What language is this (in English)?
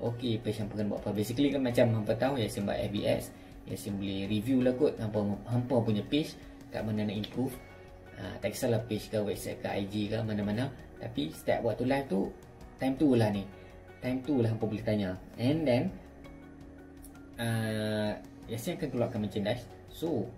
Malay